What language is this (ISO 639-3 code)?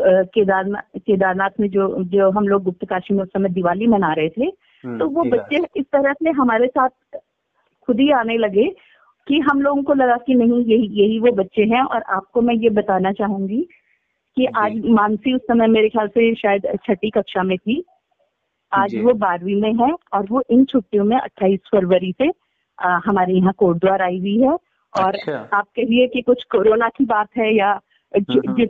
hin